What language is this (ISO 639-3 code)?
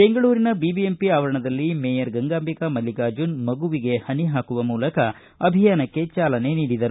kan